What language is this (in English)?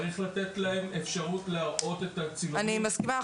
Hebrew